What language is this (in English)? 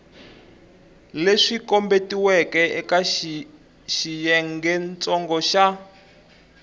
Tsonga